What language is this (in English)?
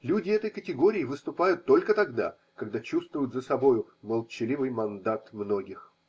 Russian